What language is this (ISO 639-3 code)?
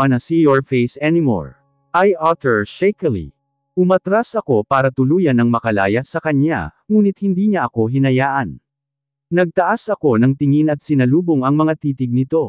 fil